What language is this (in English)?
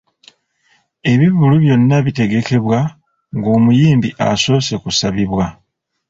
Ganda